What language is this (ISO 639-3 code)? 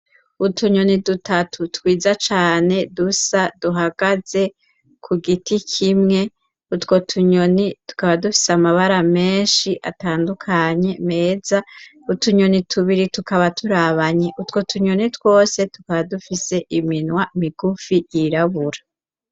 run